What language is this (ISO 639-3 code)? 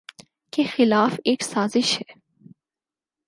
urd